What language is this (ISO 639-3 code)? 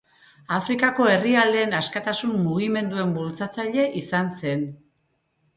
eus